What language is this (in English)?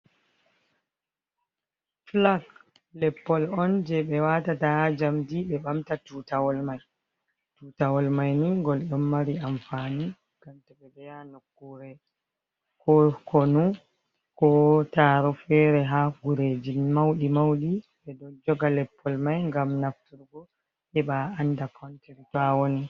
Fula